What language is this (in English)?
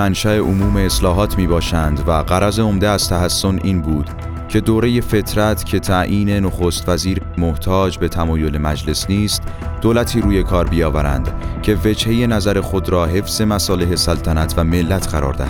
Persian